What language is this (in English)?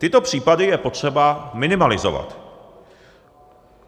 Czech